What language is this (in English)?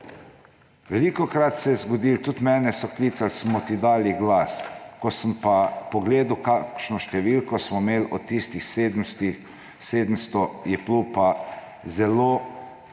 Slovenian